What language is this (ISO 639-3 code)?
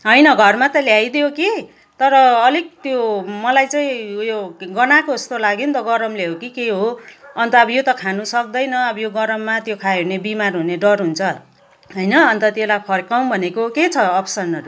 nep